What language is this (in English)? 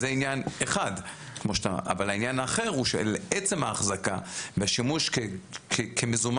Hebrew